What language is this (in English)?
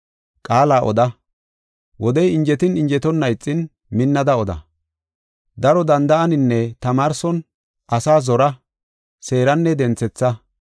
Gofa